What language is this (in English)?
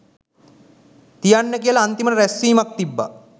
Sinhala